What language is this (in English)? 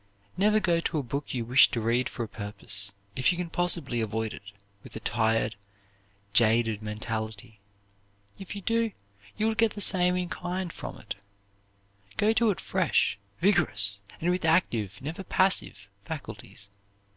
English